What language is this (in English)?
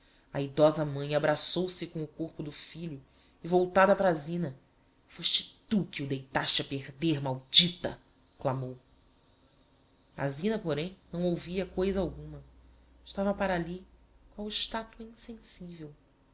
Portuguese